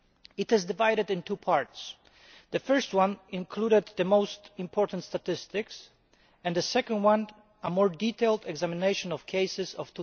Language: English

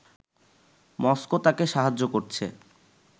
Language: Bangla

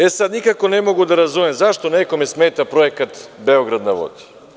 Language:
Serbian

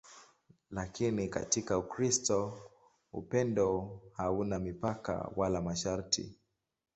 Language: Swahili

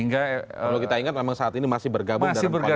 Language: Indonesian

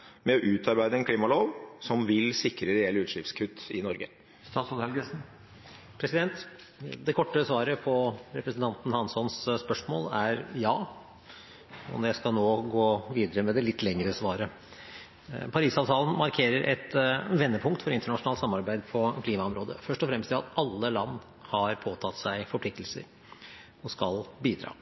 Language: Norwegian Bokmål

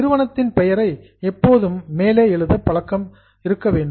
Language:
Tamil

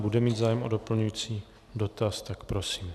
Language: Czech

